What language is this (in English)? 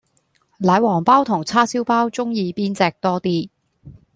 Cantonese